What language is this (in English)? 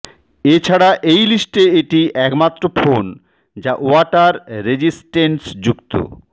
Bangla